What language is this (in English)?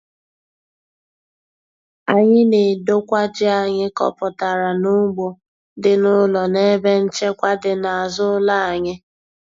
Igbo